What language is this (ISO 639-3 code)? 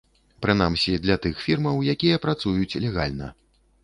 bel